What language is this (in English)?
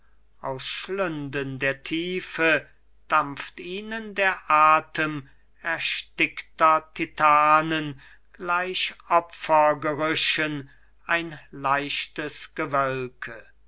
German